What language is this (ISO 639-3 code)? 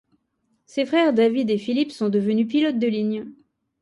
fra